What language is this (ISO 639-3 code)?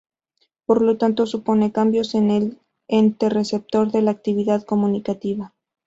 spa